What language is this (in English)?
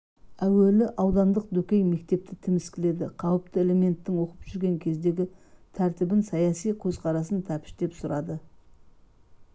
Kazakh